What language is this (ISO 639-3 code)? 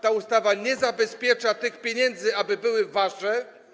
pol